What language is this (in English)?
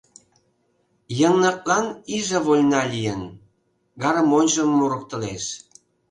Mari